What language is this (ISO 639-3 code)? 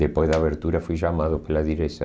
por